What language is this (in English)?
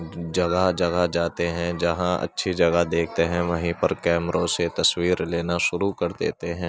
Urdu